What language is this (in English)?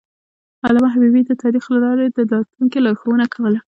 Pashto